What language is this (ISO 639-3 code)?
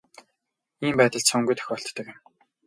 mon